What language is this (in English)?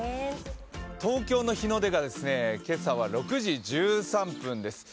Japanese